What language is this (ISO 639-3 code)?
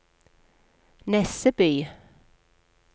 nor